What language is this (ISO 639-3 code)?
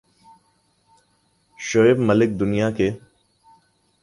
urd